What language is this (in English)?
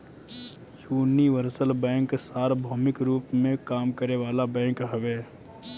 Bhojpuri